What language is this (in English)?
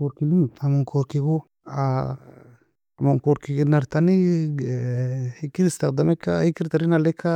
Nobiin